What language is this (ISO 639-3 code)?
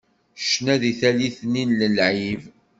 kab